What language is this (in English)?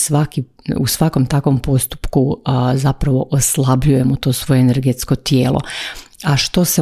Croatian